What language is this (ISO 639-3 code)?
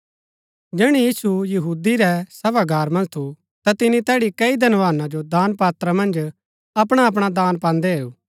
gbk